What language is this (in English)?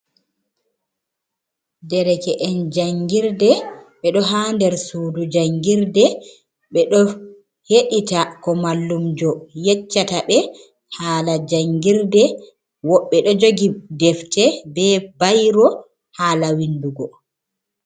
Fula